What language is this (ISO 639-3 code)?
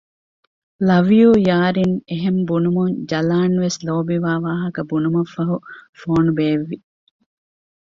div